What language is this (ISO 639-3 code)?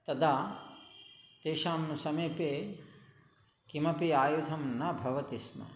san